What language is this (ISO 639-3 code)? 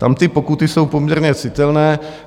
ces